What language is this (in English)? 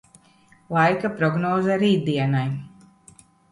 Latvian